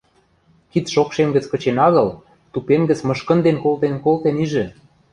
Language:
Western Mari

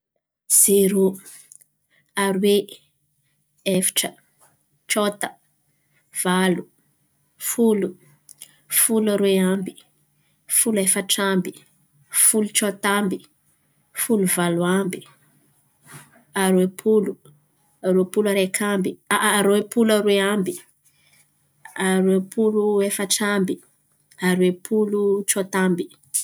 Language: Antankarana Malagasy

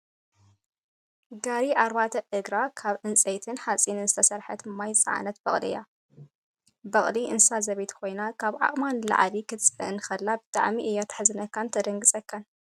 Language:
Tigrinya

